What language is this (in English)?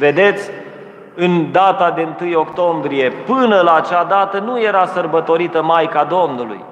Romanian